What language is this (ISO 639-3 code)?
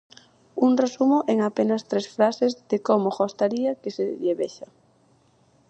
glg